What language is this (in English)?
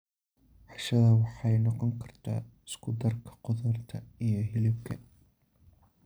Somali